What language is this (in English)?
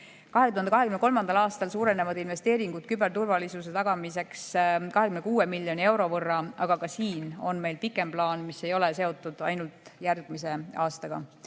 Estonian